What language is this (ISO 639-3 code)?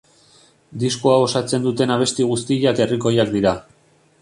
eus